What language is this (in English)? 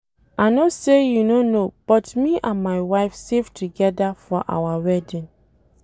Nigerian Pidgin